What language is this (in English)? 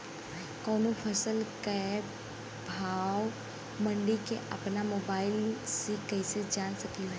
Bhojpuri